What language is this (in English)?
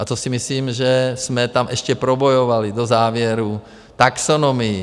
Czech